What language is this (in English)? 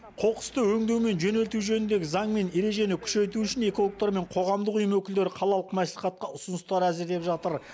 Kazakh